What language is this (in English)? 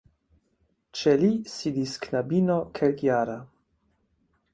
Esperanto